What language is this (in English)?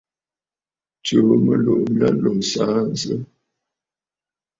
Bafut